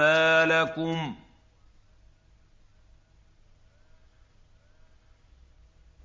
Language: Arabic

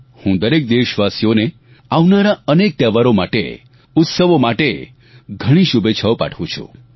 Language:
Gujarati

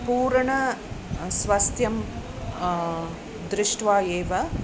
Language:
Sanskrit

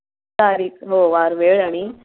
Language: Marathi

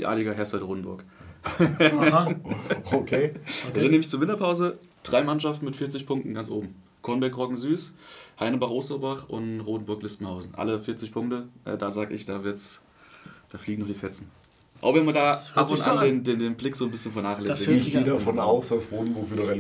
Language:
German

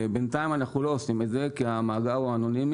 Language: Hebrew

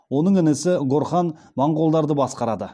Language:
Kazakh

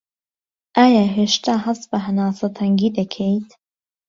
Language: Central Kurdish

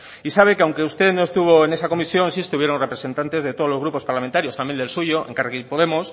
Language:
Spanish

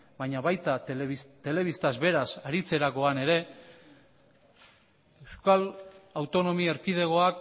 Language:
Basque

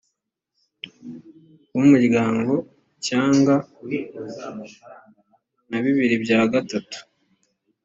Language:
Kinyarwanda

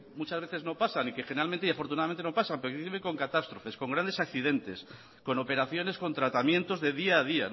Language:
Spanish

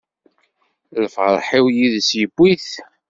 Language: Kabyle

